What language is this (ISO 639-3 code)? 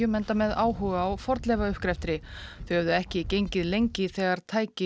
isl